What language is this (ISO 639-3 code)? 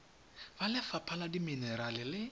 tsn